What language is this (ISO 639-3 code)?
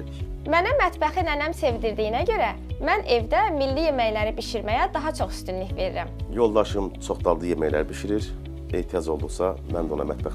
tur